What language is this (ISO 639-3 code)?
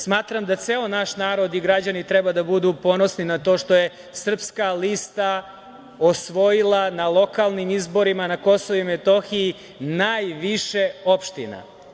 srp